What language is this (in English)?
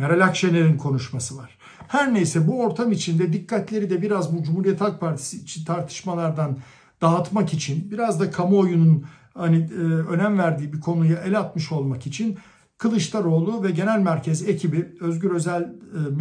Turkish